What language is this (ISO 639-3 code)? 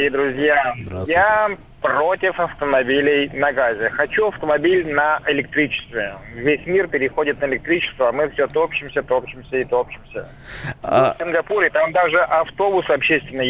rus